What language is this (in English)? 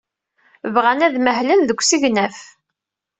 Kabyle